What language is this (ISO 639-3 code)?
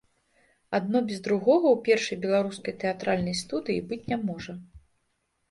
bel